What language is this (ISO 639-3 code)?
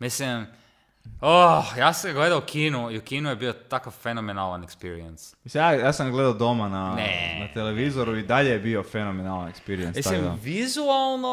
hrv